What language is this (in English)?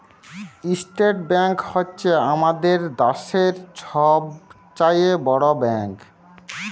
Bangla